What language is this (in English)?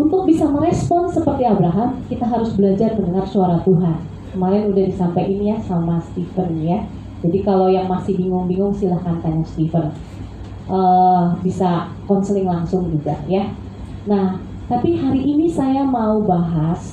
Indonesian